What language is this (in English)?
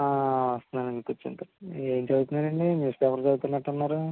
Telugu